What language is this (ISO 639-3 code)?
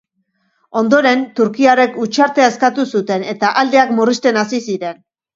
eus